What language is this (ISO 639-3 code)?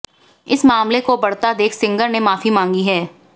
hin